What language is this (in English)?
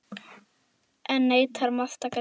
Icelandic